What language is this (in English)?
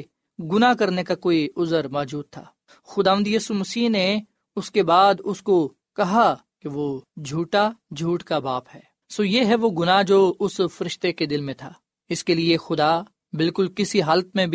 Urdu